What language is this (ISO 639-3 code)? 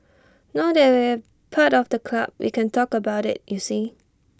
eng